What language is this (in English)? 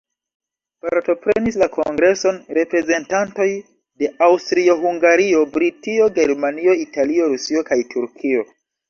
Esperanto